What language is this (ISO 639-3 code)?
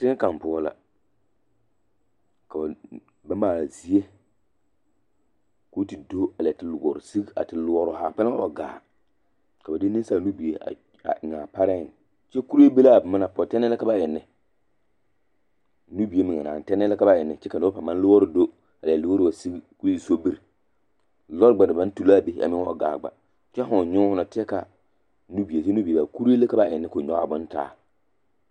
dga